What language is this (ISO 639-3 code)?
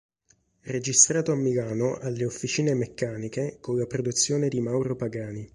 ita